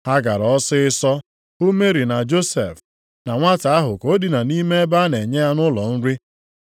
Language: Igbo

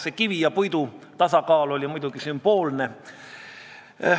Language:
Estonian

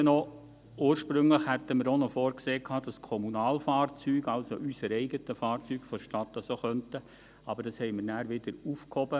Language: Swiss German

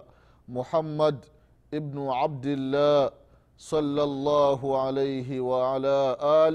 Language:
Swahili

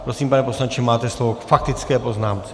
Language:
Czech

